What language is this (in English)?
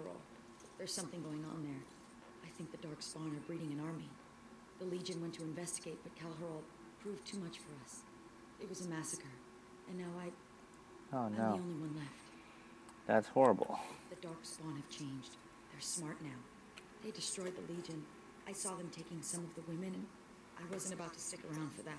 English